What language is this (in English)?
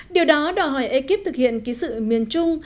Vietnamese